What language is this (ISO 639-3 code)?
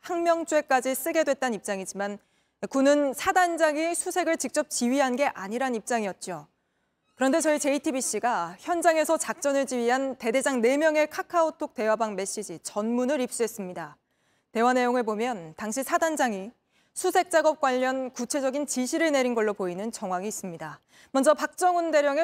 kor